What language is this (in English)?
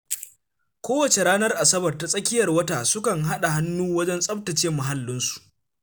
Hausa